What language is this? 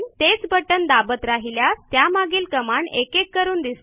Marathi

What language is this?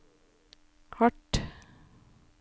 Norwegian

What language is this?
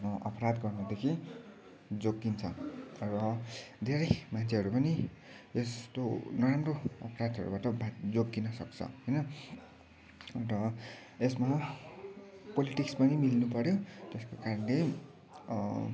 Nepali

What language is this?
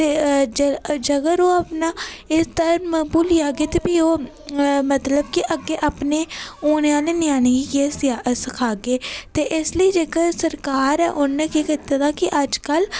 Dogri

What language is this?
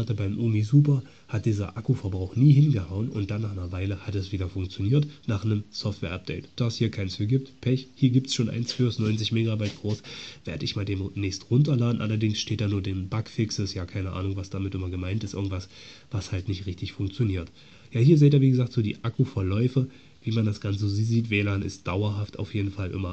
German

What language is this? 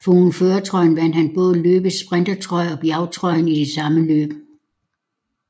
Danish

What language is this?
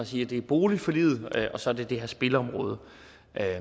Danish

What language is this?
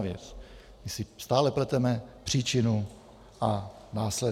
Czech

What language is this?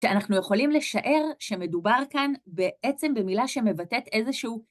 Hebrew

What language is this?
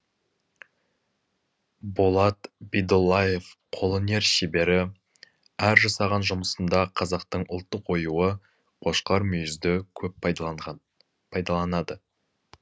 Kazakh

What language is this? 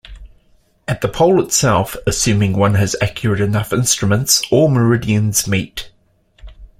English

